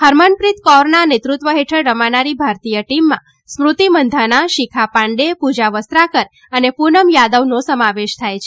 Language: Gujarati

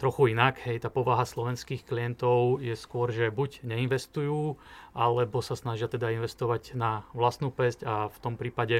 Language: Slovak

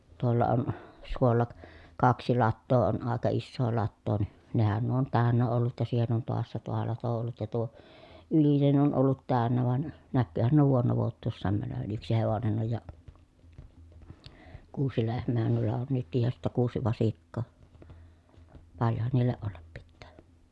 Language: Finnish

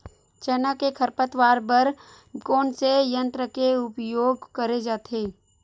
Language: Chhattisgarhi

